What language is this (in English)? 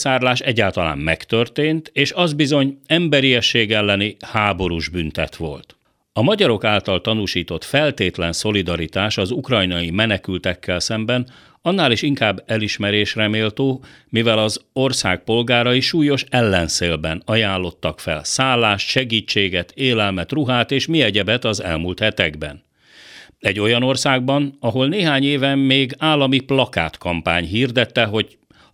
Hungarian